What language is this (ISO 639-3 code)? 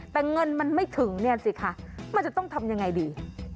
tha